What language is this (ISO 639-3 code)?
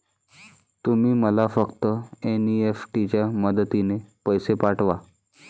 mar